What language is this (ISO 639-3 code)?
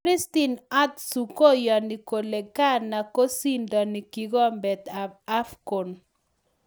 kln